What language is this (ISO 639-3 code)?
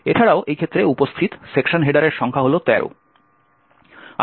ben